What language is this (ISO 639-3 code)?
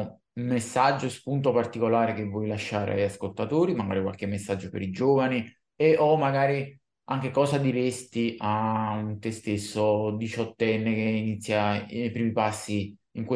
ita